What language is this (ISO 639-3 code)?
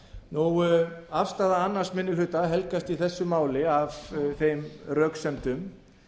isl